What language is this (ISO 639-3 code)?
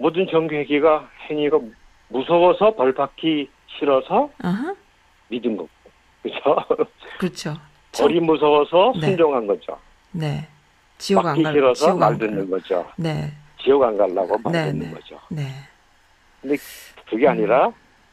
kor